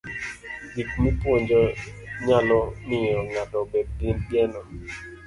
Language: Luo (Kenya and Tanzania)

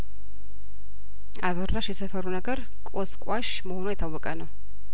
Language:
Amharic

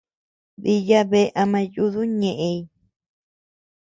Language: Tepeuxila Cuicatec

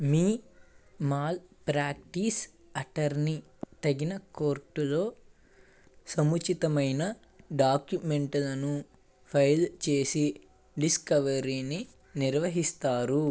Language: Telugu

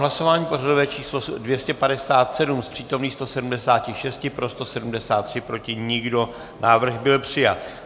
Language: Czech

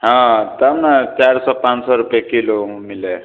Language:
Maithili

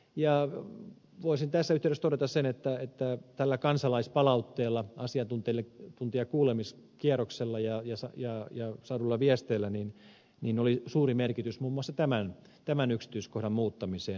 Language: Finnish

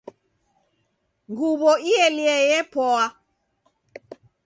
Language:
Taita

